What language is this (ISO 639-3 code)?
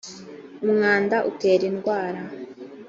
kin